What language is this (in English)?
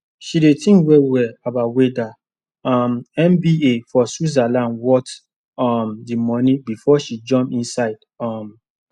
Nigerian Pidgin